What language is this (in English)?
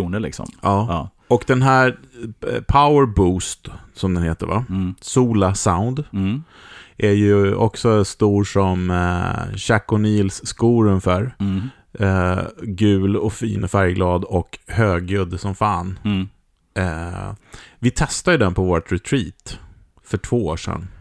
Swedish